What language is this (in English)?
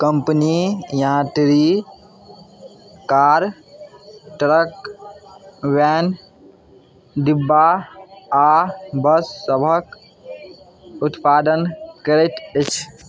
Maithili